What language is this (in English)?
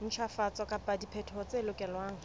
Southern Sotho